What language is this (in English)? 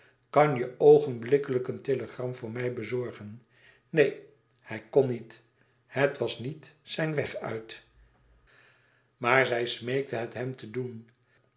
Dutch